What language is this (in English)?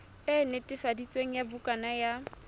Southern Sotho